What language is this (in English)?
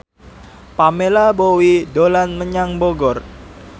Javanese